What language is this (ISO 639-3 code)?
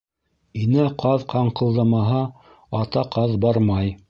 bak